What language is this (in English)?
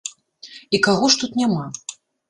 Belarusian